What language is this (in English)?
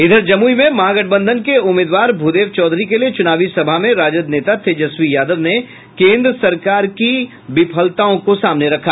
Hindi